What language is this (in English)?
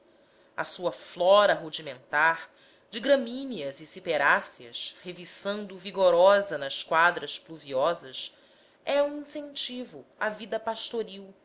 Portuguese